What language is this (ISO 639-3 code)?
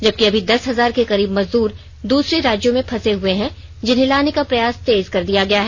hin